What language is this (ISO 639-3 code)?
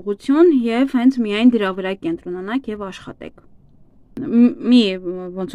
ron